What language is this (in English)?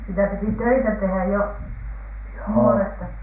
Finnish